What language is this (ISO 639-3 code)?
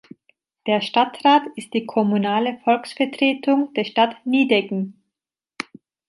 deu